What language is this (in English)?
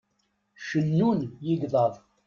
Kabyle